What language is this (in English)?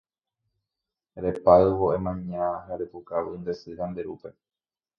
Guarani